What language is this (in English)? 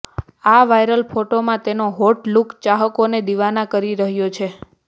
Gujarati